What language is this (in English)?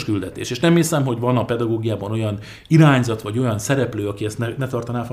Hungarian